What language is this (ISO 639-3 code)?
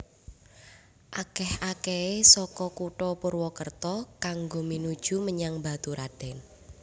jav